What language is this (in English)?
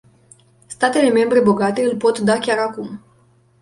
Romanian